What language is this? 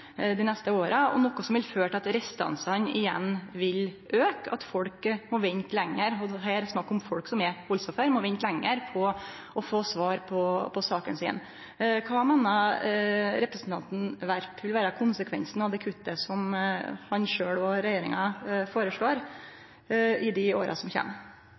Norwegian Nynorsk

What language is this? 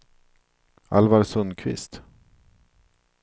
Swedish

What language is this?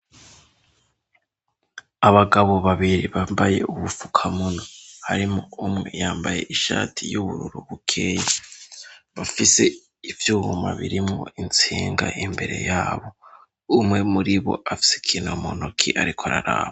Rundi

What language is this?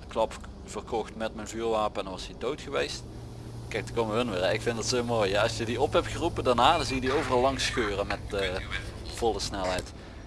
Dutch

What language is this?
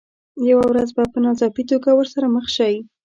Pashto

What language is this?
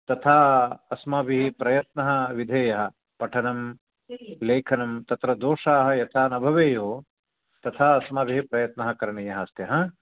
Sanskrit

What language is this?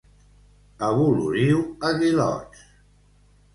Catalan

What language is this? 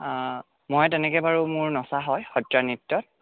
Assamese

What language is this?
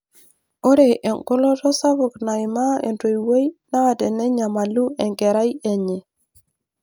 Masai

